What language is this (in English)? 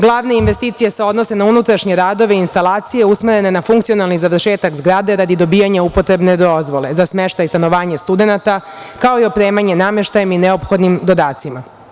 Serbian